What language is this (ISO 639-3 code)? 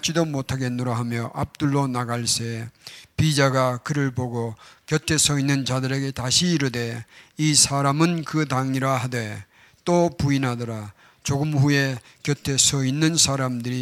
kor